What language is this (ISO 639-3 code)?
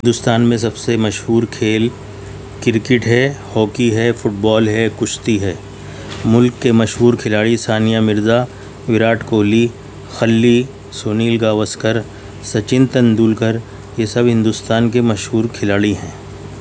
urd